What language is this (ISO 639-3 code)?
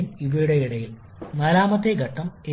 mal